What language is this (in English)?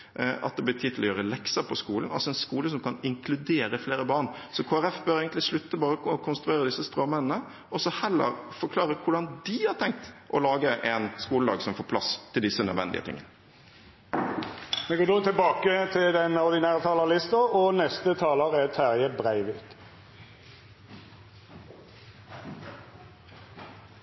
Norwegian